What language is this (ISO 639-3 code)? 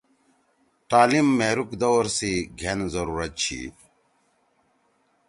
trw